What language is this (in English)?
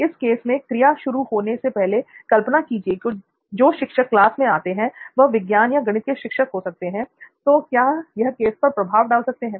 Hindi